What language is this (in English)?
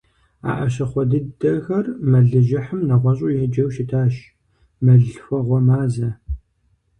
Kabardian